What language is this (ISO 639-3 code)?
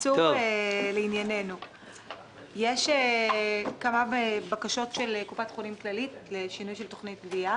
heb